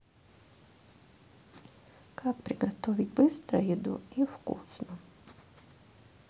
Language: Russian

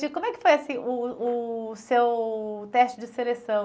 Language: Portuguese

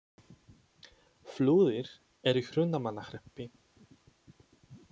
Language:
Icelandic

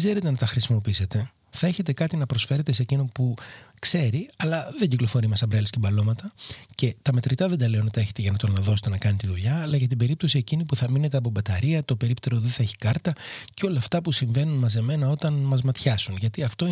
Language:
Greek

